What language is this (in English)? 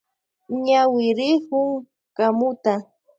Loja Highland Quichua